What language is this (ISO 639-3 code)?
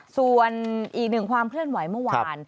tha